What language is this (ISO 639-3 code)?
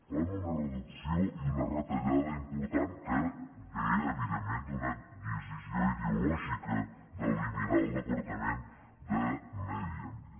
cat